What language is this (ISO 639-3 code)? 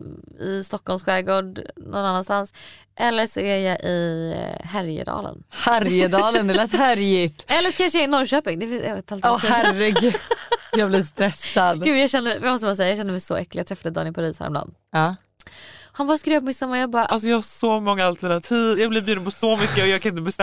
swe